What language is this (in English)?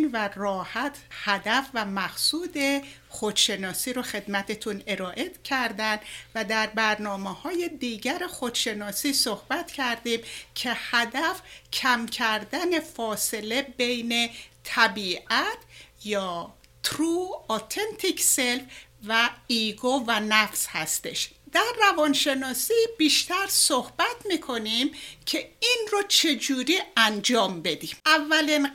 Persian